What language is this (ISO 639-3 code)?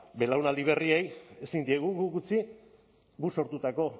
eus